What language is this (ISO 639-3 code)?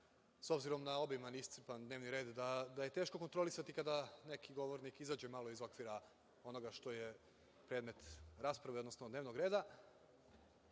srp